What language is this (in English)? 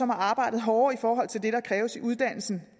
Danish